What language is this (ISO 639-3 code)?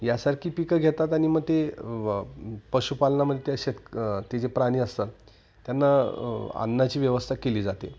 mar